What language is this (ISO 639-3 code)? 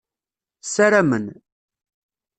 kab